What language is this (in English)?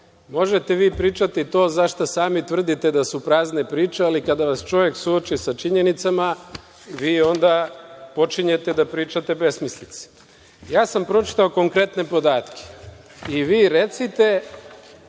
Serbian